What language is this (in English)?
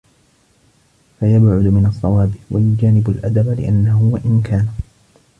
Arabic